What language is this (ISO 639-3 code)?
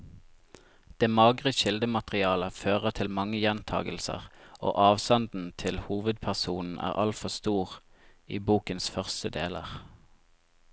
nor